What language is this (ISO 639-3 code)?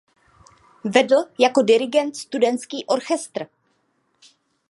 ces